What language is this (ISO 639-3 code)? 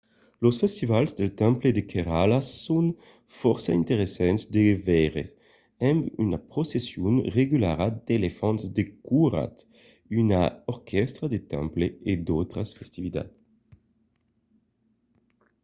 oci